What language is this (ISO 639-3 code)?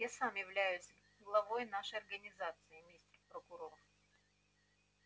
rus